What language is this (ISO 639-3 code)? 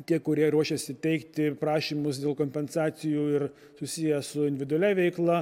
lit